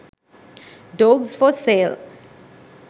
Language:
Sinhala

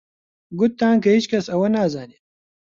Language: Central Kurdish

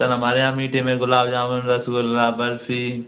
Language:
Hindi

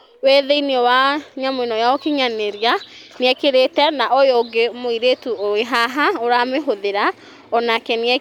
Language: Kikuyu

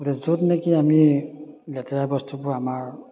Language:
Assamese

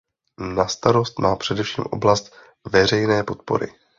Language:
Czech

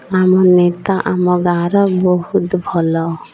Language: Odia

